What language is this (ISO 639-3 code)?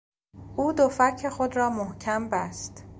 fas